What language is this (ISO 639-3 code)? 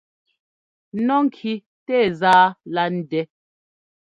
jgo